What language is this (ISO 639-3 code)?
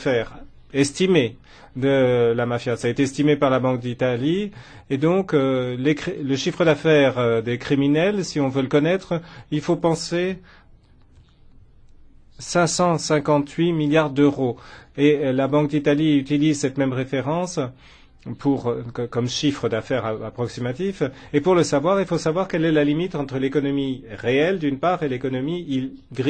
fra